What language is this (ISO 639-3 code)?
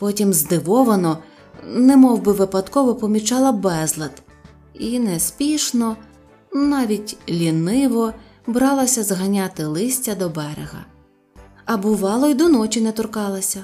ukr